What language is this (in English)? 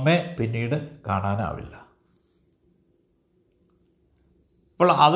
Malayalam